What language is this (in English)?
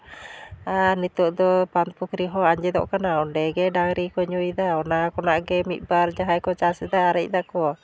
Santali